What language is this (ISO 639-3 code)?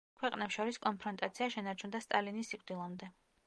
kat